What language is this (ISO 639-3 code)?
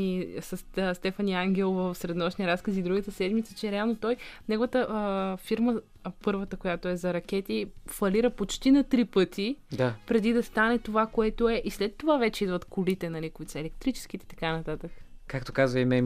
bul